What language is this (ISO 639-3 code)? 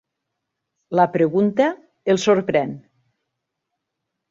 cat